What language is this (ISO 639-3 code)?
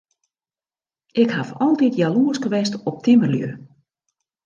fry